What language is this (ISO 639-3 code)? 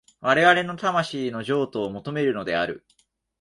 jpn